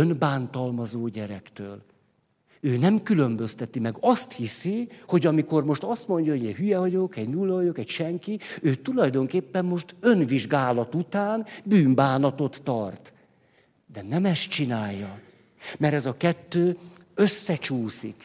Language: Hungarian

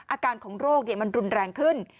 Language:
Thai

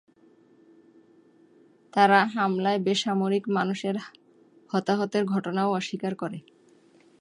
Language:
Bangla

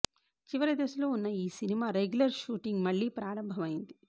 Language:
Telugu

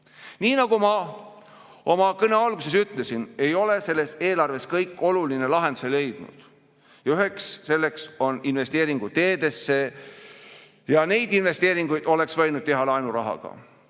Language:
Estonian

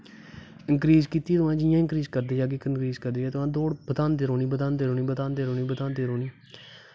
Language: Dogri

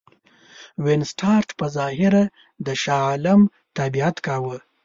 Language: Pashto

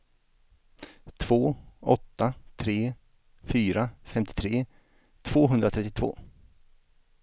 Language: Swedish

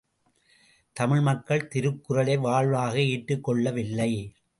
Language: Tamil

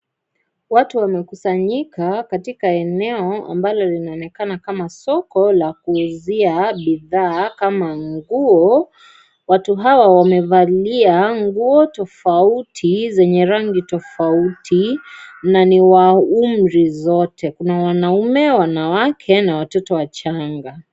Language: Swahili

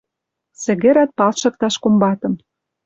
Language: Western Mari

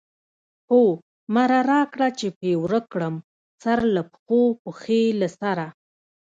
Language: Pashto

